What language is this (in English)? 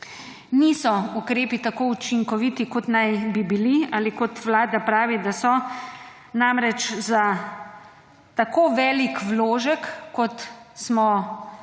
Slovenian